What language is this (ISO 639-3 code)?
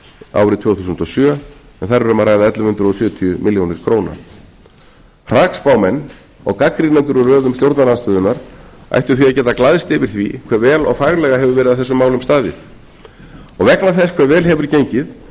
isl